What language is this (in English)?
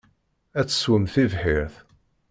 Kabyle